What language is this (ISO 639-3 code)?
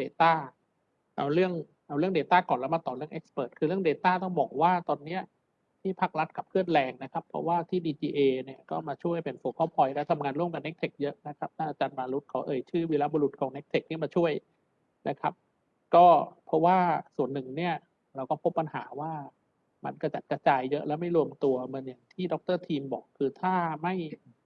tha